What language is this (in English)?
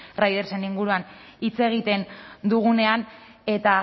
Basque